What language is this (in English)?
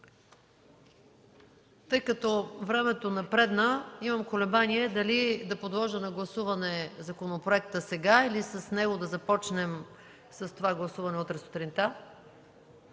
Bulgarian